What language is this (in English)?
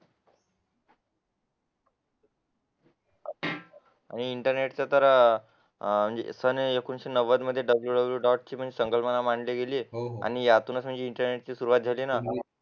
Marathi